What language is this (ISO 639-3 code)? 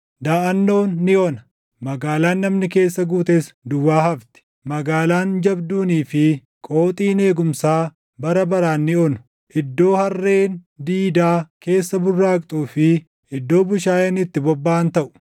orm